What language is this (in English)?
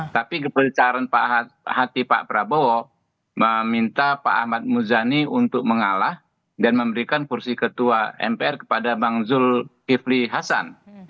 Indonesian